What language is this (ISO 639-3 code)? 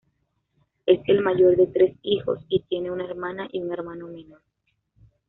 spa